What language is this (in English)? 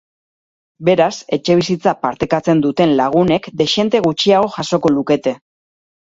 Basque